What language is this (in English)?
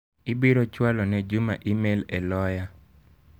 Luo (Kenya and Tanzania)